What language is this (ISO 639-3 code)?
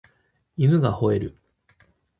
jpn